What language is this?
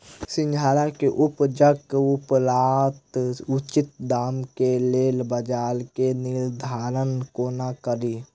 Maithili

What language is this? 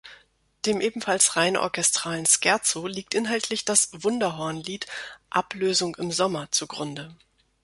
German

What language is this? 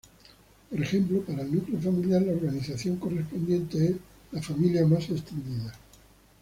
Spanish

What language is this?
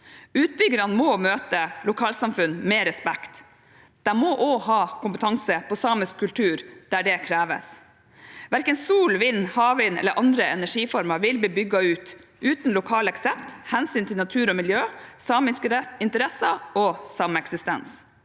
Norwegian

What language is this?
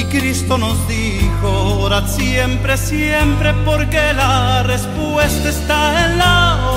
Spanish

